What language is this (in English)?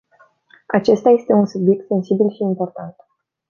Romanian